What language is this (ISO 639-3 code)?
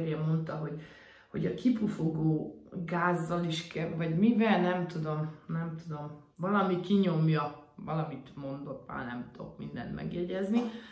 hun